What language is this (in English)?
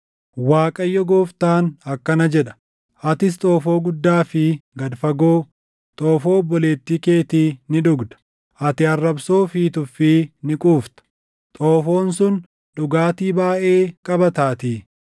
Oromo